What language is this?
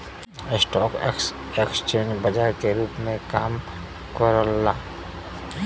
Bhojpuri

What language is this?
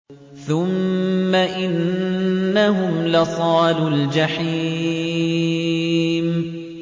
Arabic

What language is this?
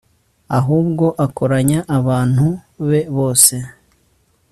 Kinyarwanda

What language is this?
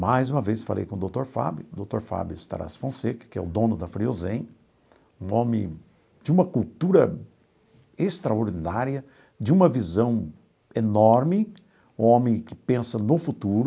Portuguese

